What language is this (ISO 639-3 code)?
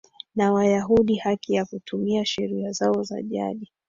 swa